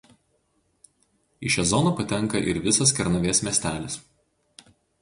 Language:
Lithuanian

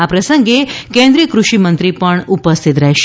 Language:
Gujarati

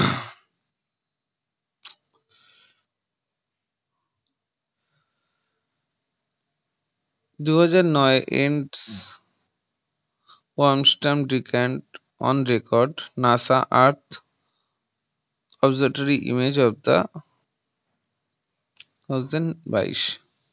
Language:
Bangla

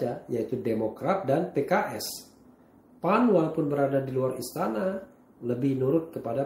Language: Indonesian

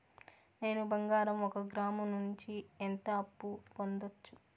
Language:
Telugu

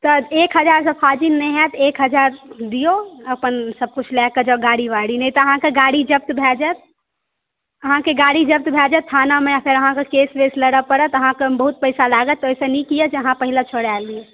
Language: Maithili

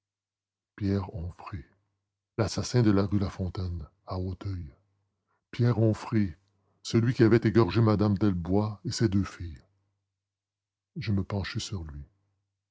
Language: French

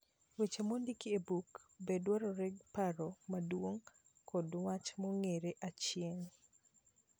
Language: Luo (Kenya and Tanzania)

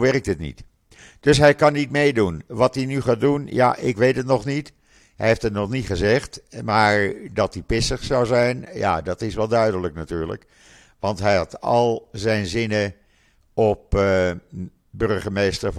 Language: Dutch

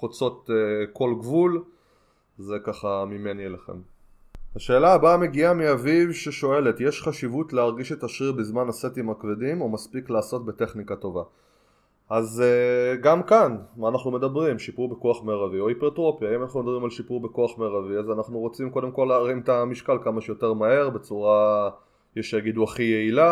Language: Hebrew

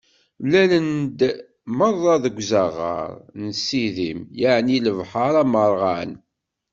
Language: Kabyle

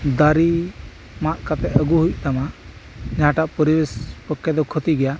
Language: Santali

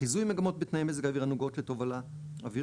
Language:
Hebrew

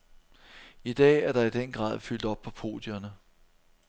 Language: Danish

